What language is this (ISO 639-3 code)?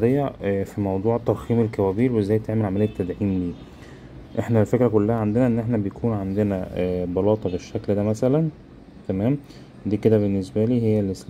ara